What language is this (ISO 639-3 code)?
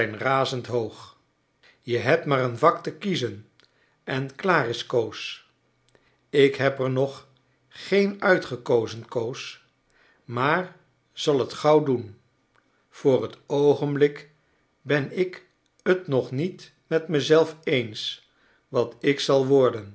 nld